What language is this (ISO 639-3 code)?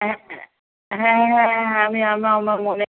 ben